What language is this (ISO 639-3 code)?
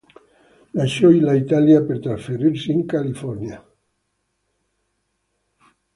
ita